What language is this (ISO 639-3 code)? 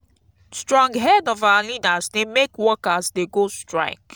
pcm